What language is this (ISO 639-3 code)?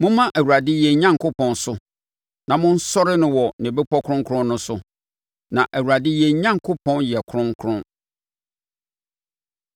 aka